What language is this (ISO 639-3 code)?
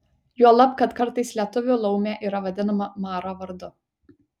lit